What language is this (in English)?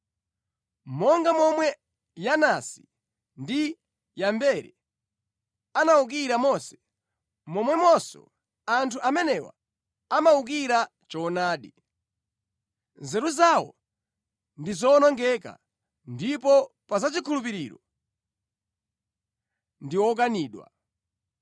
Nyanja